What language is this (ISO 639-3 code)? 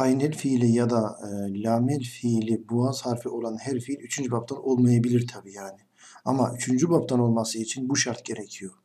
tur